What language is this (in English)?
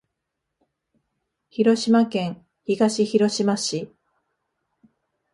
Japanese